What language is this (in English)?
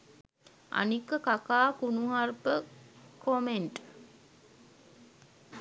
Sinhala